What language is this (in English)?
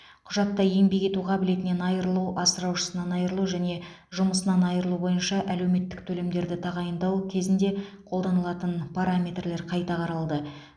Kazakh